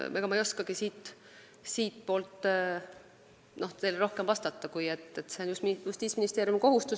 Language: Estonian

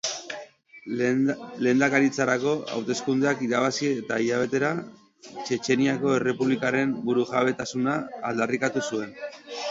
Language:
Basque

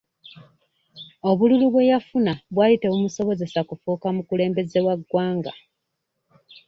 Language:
Ganda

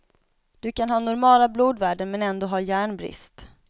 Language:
Swedish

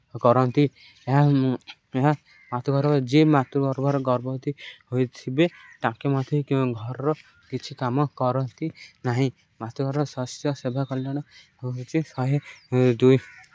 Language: Odia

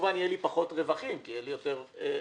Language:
Hebrew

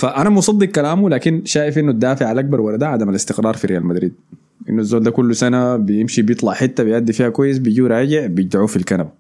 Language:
Arabic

